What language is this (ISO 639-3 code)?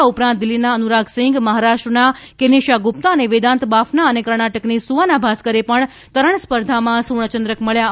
guj